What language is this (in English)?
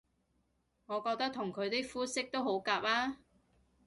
Cantonese